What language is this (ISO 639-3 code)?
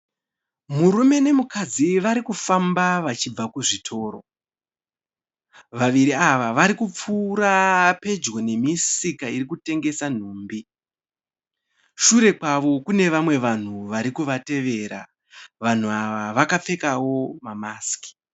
sna